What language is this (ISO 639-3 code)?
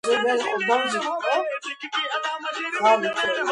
kat